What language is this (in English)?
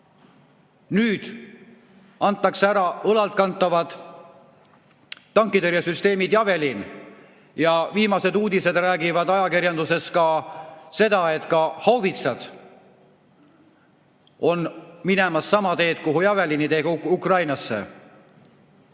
Estonian